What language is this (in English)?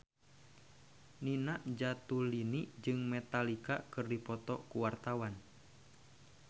Sundanese